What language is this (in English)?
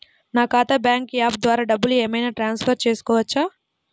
Telugu